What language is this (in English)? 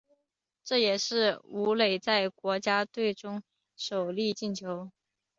Chinese